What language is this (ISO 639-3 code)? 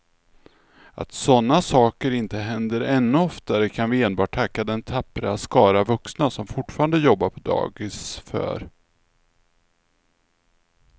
swe